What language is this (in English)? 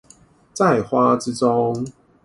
Chinese